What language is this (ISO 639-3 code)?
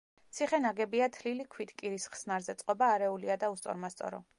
kat